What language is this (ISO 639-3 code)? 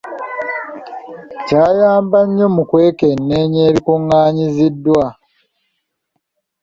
lug